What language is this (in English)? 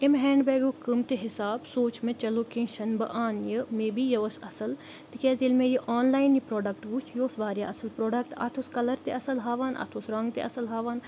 Kashmiri